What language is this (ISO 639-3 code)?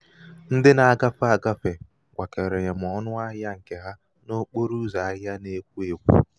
ibo